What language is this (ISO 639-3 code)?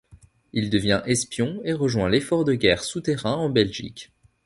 fra